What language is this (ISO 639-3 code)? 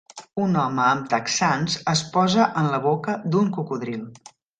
cat